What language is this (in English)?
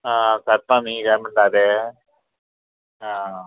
Konkani